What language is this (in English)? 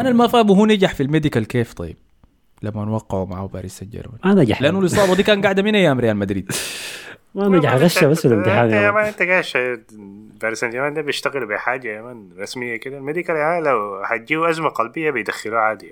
Arabic